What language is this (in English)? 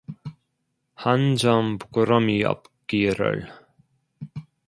Korean